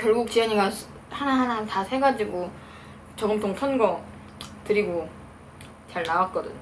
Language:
Korean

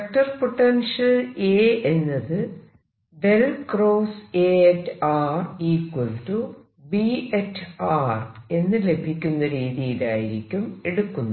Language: Malayalam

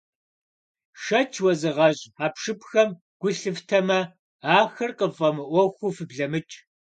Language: Kabardian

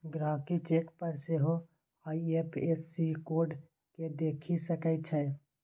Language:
Maithili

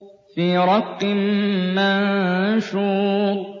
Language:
Arabic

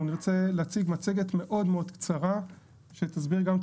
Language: Hebrew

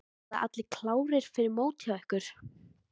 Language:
Icelandic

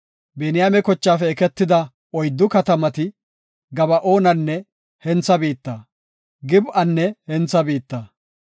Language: Gofa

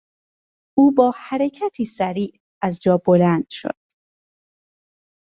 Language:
Persian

